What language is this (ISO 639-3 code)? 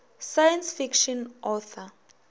nso